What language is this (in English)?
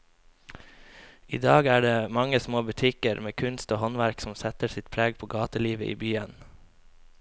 Norwegian